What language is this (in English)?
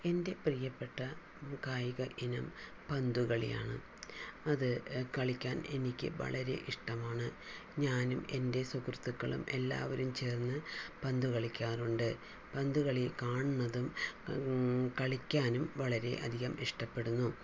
Malayalam